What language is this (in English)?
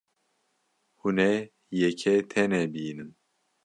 Kurdish